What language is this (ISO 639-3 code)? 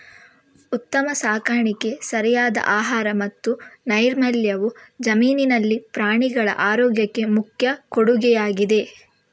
kan